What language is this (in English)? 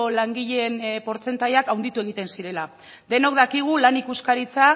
Basque